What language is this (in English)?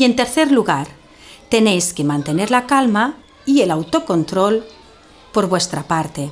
Spanish